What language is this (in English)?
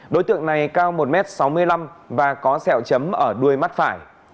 Vietnamese